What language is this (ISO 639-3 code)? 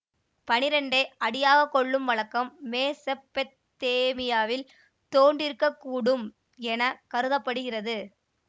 tam